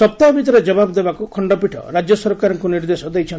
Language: Odia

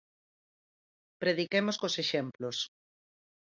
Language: Galician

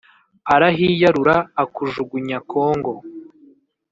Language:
Kinyarwanda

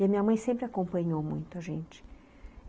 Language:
Portuguese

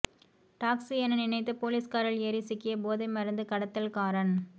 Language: Tamil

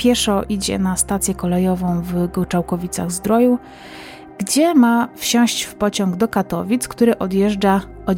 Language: Polish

